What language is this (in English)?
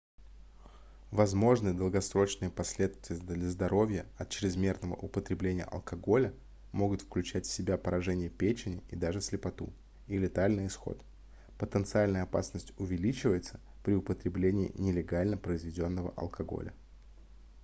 Russian